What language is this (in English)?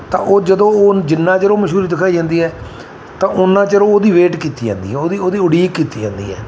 Punjabi